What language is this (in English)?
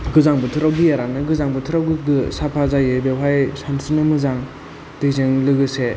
Bodo